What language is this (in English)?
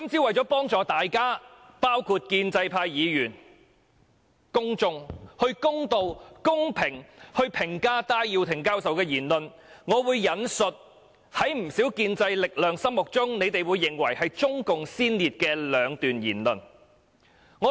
Cantonese